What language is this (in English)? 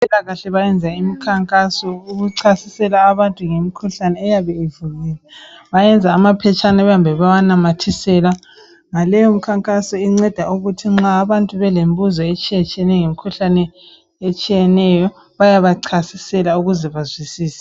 North Ndebele